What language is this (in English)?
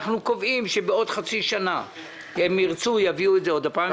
Hebrew